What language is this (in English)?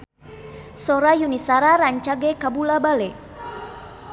Sundanese